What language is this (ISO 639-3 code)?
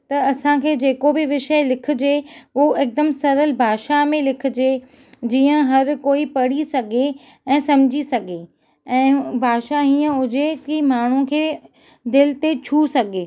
snd